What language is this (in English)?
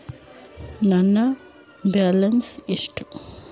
Kannada